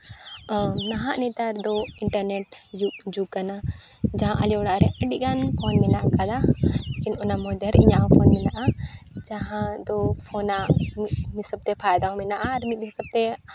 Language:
Santali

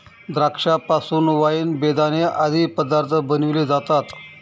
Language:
Marathi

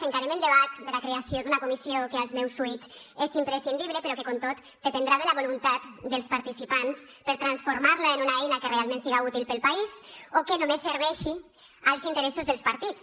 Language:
Catalan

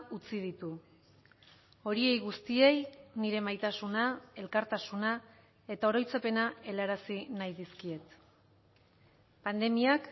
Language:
Basque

